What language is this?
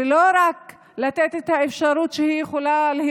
Hebrew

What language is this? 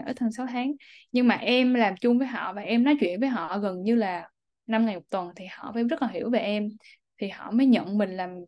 Vietnamese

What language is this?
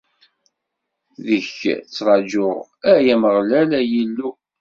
Kabyle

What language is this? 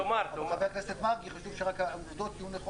Hebrew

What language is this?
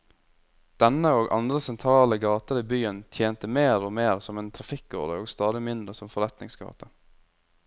Norwegian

